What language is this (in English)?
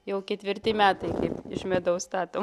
Lithuanian